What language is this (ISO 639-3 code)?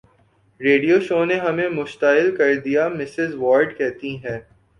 urd